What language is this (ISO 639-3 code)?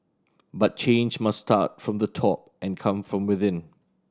eng